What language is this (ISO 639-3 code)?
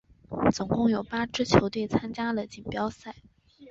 zho